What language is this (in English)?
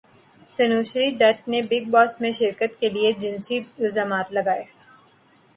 Urdu